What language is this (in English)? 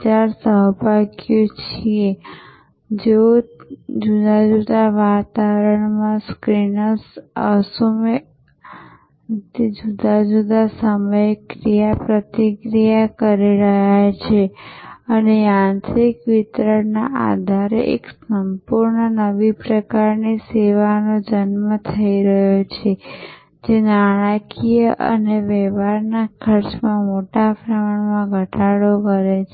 Gujarati